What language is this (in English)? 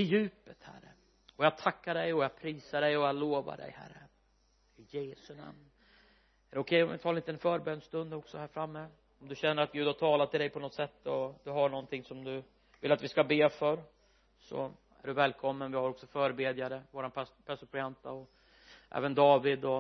Swedish